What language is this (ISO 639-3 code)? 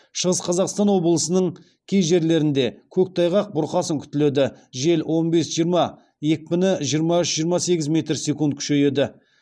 kaz